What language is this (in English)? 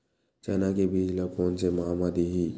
Chhattisgarhi